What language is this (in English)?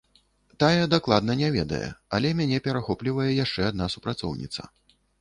Belarusian